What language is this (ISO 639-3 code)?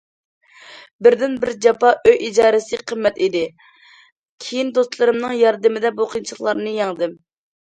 uig